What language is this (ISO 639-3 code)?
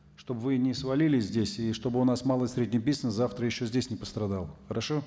kaz